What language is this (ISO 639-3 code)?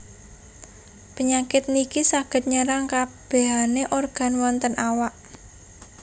jav